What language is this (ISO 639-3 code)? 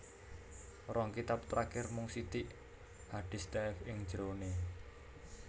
jav